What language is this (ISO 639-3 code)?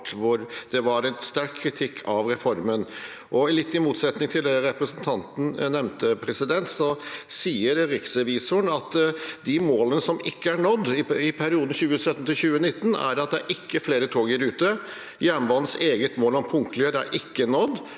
nor